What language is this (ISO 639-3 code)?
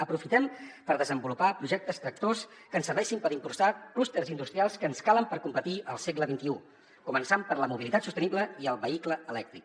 cat